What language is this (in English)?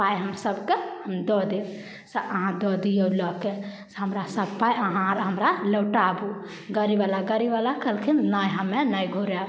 Maithili